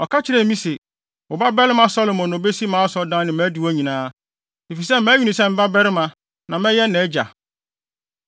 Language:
Akan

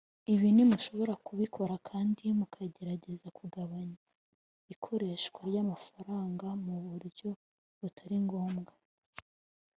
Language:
Kinyarwanda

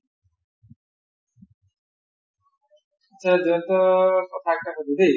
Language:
Assamese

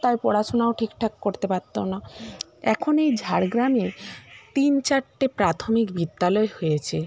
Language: Bangla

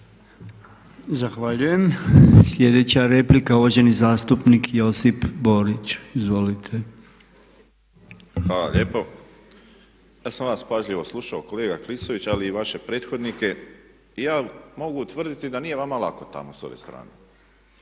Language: Croatian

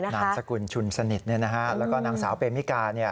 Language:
Thai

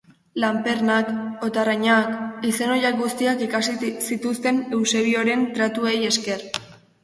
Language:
Basque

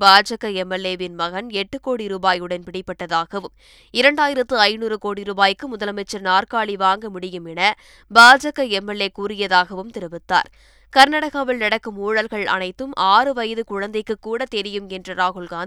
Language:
Tamil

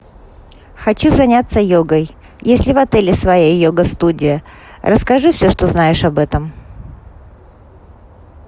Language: Russian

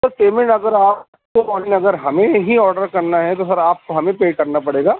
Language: Urdu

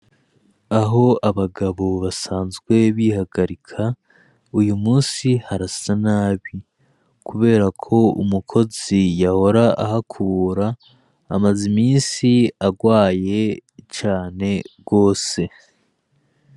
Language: Rundi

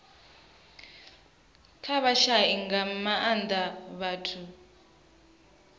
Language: Venda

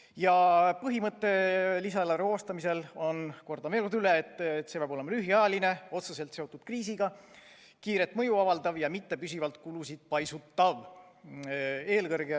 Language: Estonian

